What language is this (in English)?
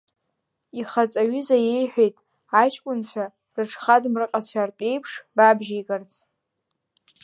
Abkhazian